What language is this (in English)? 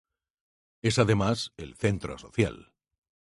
Spanish